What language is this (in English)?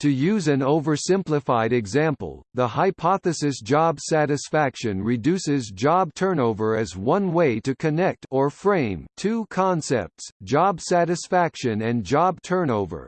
English